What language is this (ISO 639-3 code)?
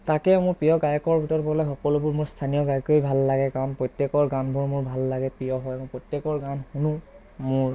asm